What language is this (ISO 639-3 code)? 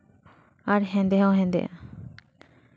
sat